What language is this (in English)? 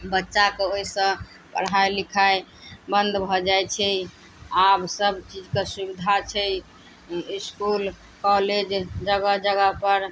Maithili